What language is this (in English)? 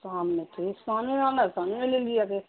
Urdu